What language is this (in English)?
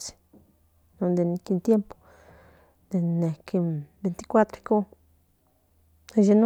Central Nahuatl